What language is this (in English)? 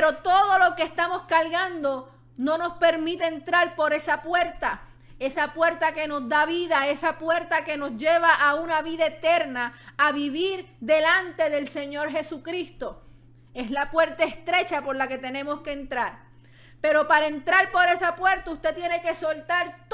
Spanish